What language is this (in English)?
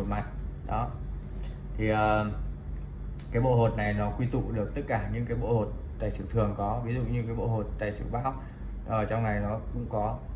Vietnamese